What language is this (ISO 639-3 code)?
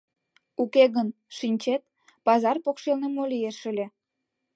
chm